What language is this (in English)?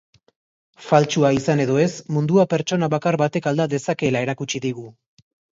Basque